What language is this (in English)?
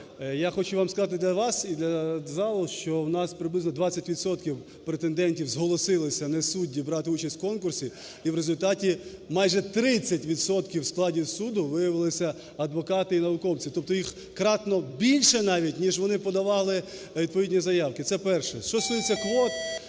Ukrainian